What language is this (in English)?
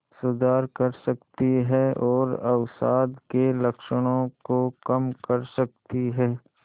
Hindi